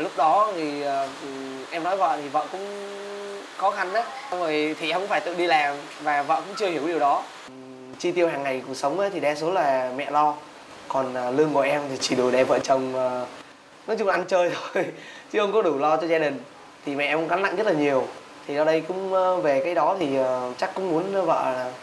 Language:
Vietnamese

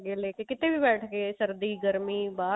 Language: Punjabi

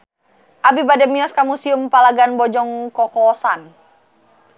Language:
Sundanese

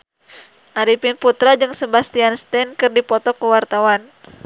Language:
Sundanese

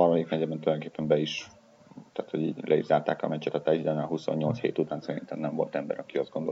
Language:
Hungarian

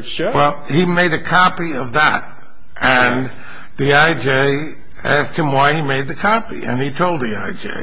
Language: English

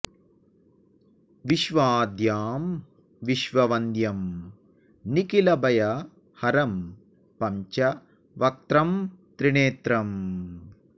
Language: Sanskrit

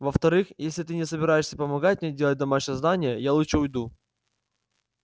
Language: Russian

